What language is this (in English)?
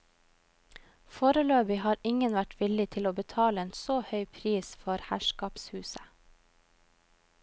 Norwegian